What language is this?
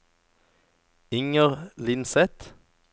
Norwegian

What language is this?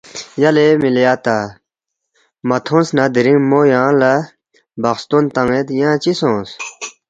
Balti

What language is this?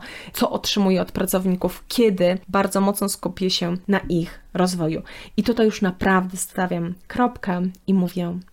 Polish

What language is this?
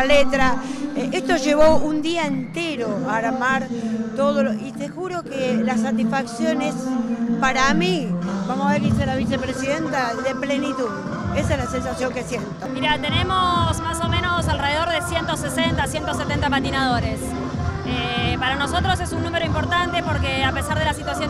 Spanish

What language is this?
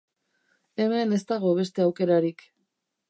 Basque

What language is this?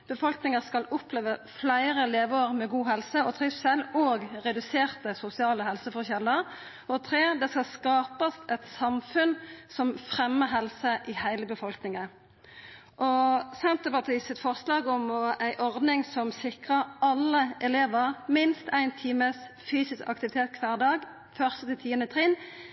Norwegian Nynorsk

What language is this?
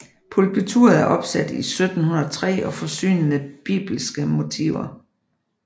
Danish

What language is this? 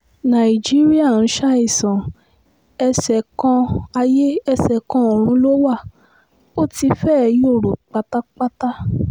Yoruba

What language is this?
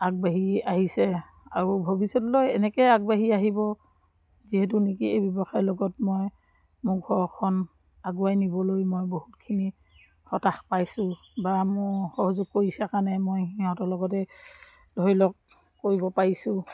Assamese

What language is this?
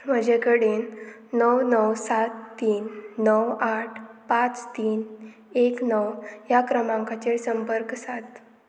Konkani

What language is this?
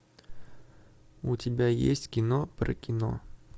Russian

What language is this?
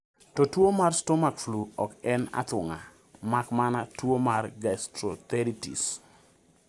Luo (Kenya and Tanzania)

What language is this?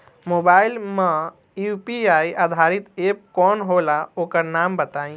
Bhojpuri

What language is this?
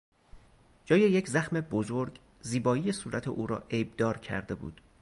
Persian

